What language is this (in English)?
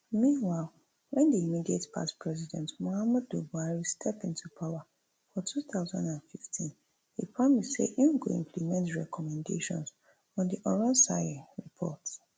Nigerian Pidgin